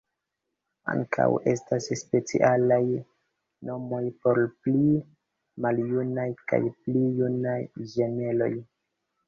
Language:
Esperanto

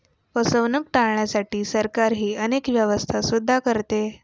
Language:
Marathi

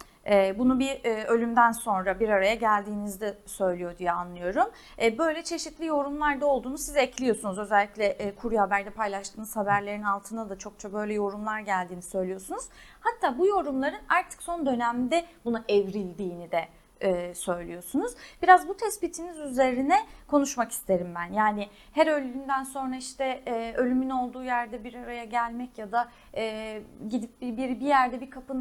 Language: Turkish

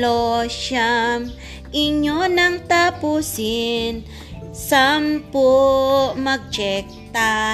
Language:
Filipino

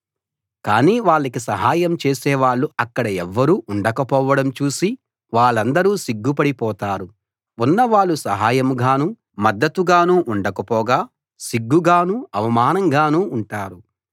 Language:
Telugu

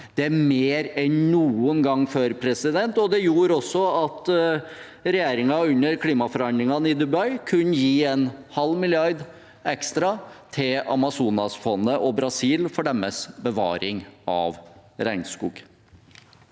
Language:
Norwegian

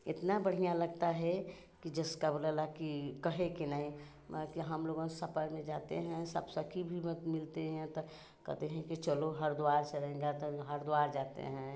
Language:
Hindi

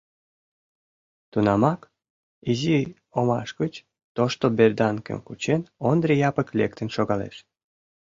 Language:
Mari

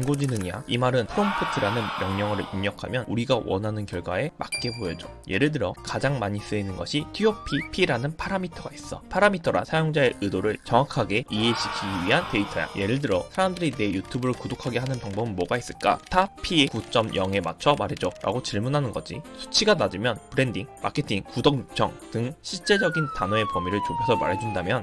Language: Korean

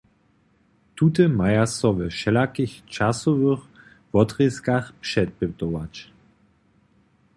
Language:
Upper Sorbian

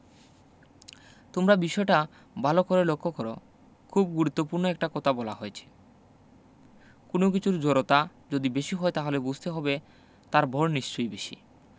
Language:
Bangla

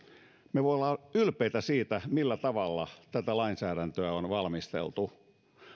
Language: Finnish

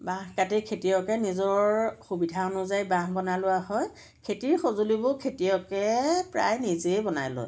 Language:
Assamese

